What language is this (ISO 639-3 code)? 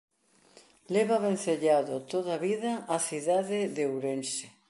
glg